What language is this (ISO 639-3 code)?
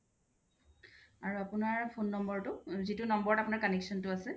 asm